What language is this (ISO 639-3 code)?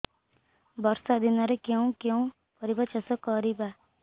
ori